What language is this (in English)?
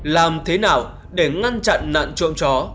Vietnamese